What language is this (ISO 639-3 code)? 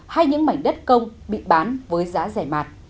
vie